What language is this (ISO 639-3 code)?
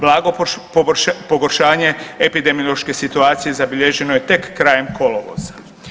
hrv